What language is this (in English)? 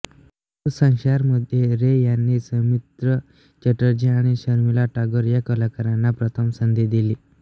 Marathi